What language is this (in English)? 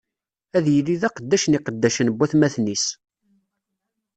Kabyle